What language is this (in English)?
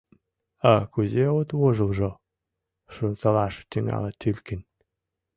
Mari